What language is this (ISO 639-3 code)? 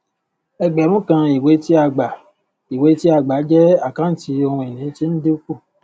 yor